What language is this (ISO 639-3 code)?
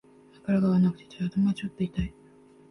jpn